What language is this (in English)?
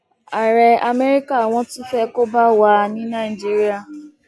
Yoruba